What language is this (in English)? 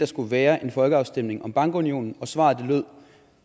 Danish